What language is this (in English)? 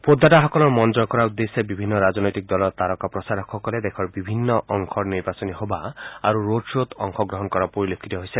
Assamese